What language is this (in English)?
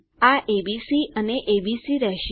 Gujarati